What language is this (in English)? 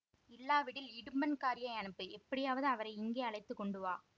Tamil